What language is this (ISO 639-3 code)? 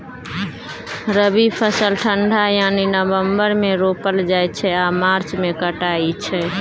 mai